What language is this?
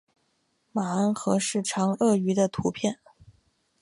Chinese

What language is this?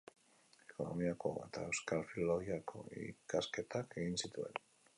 Basque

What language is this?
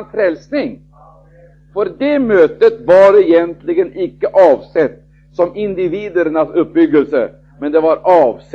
Swedish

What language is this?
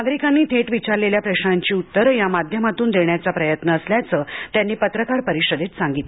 Marathi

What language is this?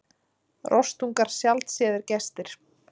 Icelandic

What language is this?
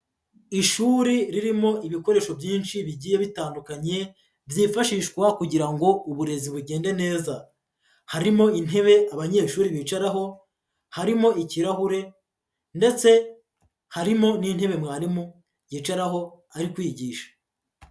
Kinyarwanda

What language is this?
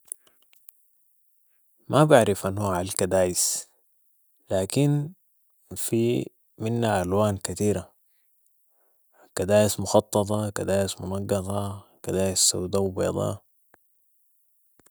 Sudanese Arabic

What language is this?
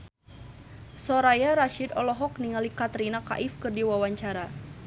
Sundanese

